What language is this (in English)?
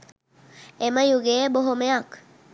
Sinhala